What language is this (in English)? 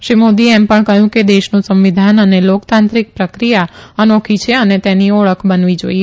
Gujarati